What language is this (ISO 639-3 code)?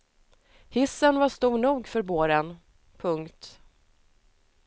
swe